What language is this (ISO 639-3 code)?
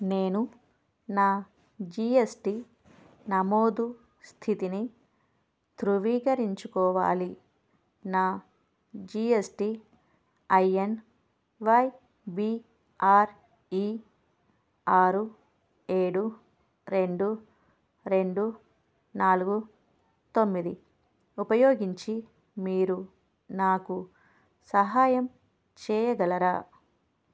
tel